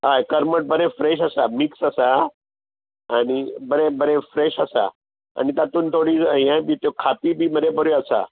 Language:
Konkani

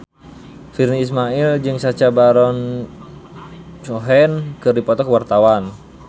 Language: Sundanese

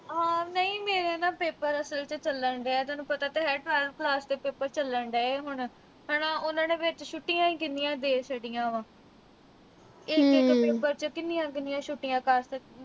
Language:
Punjabi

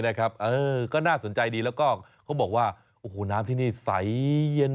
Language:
Thai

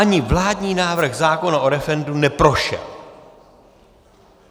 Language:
Czech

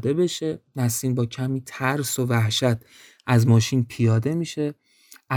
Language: Persian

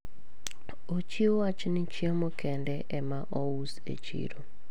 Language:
Luo (Kenya and Tanzania)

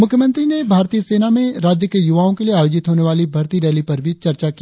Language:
Hindi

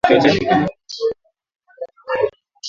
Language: Swahili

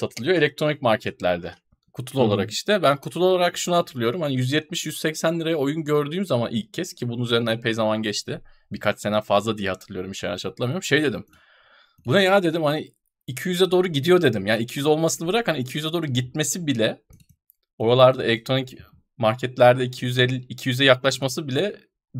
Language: Turkish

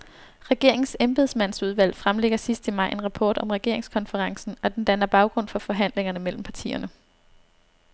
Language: Danish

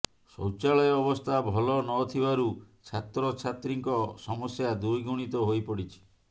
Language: Odia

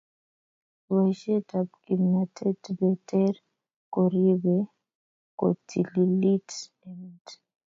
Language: Kalenjin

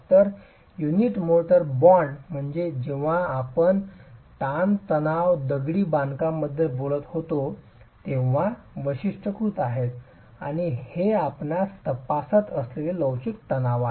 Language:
Marathi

